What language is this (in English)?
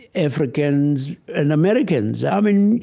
English